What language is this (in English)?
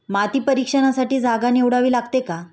Marathi